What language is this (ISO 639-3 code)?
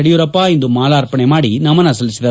kan